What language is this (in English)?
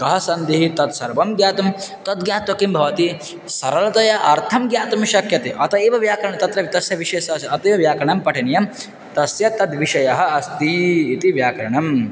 Sanskrit